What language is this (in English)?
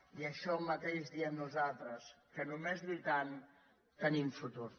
Catalan